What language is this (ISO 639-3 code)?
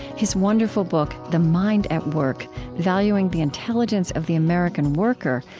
eng